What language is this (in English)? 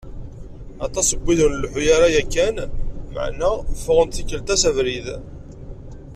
Kabyle